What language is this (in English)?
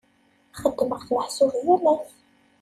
Kabyle